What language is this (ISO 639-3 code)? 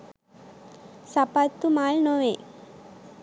sin